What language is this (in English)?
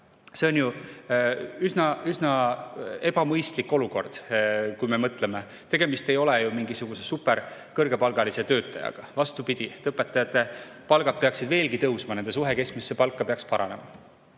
Estonian